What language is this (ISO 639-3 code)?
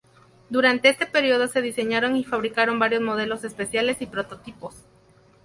spa